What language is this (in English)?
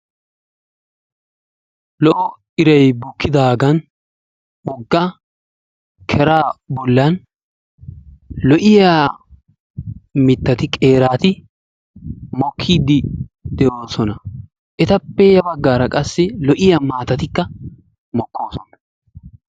Wolaytta